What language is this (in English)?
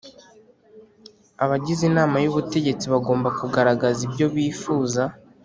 Kinyarwanda